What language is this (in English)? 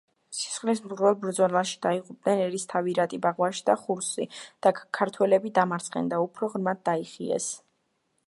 Georgian